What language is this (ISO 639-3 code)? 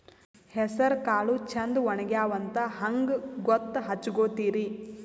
kan